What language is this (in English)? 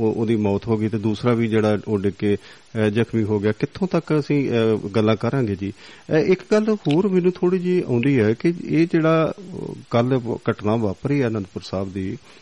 Punjabi